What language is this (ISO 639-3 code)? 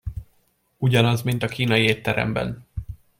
hun